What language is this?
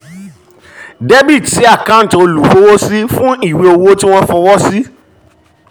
Yoruba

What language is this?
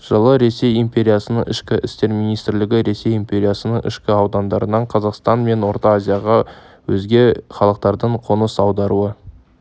Kazakh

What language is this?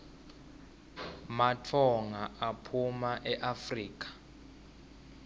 Swati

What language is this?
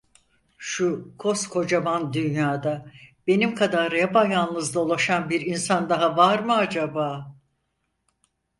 Turkish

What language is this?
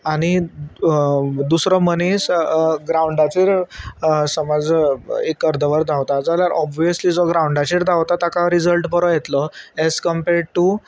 Konkani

